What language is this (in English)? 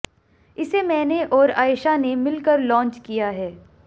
Hindi